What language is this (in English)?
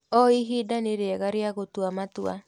Kikuyu